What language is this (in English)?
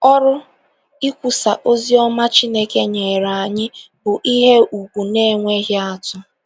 Igbo